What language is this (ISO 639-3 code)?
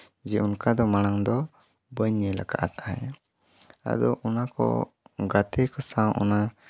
sat